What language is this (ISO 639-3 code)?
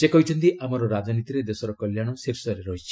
ori